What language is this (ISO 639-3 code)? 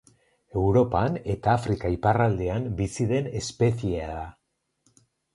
eus